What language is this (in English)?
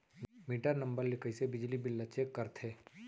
Chhattisgarhi